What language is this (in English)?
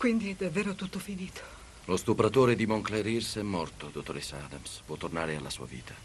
Italian